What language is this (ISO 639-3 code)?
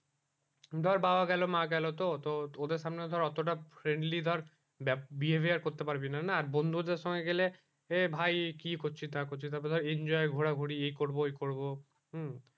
ben